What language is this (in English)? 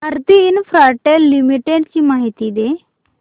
Marathi